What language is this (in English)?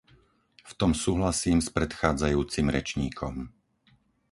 Slovak